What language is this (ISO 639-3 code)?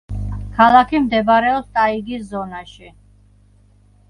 kat